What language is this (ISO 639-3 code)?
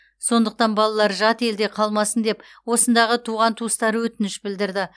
kaz